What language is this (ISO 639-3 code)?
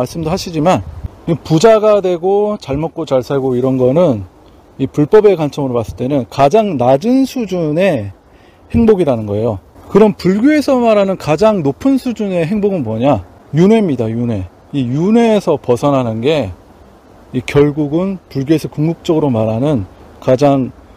kor